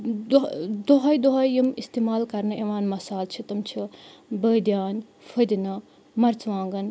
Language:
Kashmiri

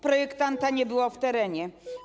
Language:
Polish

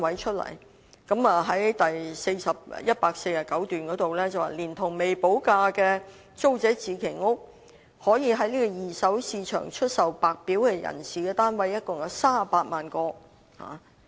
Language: Cantonese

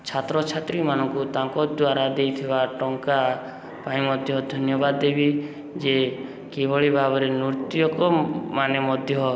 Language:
Odia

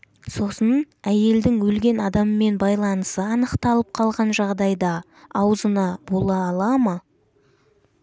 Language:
Kazakh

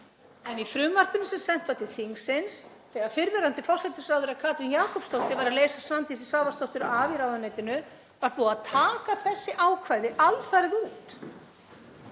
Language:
Icelandic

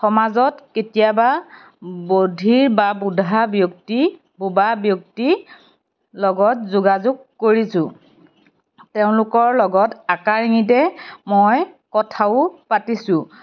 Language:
Assamese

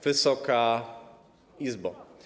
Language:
Polish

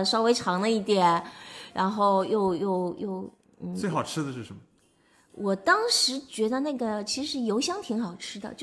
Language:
Chinese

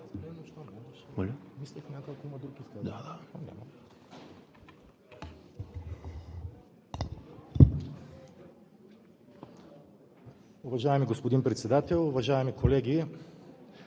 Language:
Bulgarian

